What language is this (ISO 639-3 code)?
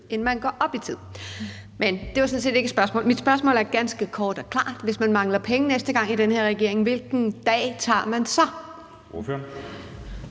dan